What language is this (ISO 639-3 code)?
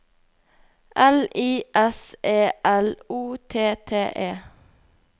nor